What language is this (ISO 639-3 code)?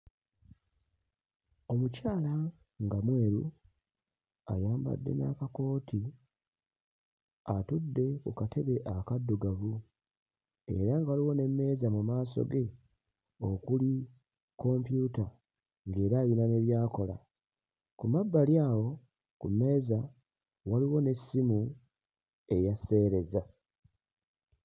lug